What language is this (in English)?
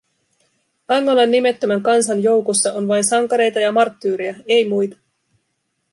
Finnish